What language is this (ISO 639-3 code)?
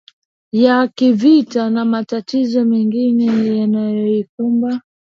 swa